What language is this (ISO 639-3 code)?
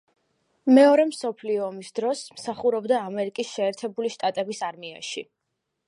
kat